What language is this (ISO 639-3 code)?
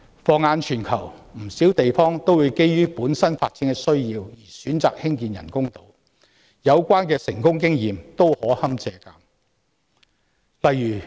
yue